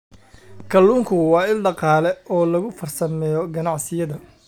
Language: Somali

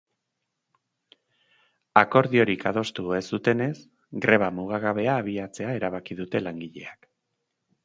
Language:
Basque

